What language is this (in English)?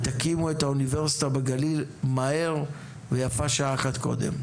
Hebrew